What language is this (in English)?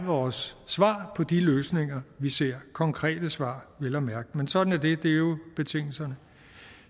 Danish